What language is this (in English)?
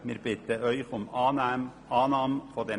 Swiss German